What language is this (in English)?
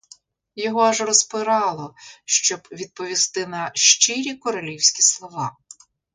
Ukrainian